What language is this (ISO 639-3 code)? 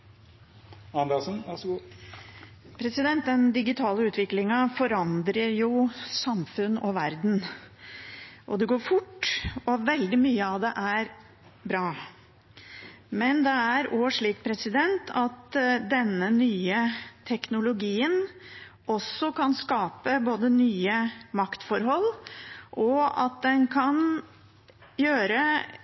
nor